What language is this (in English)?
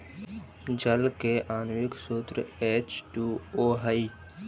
Magahi